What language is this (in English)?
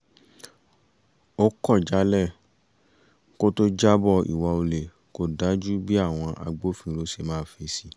Yoruba